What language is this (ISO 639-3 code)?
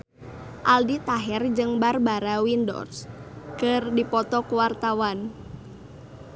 sun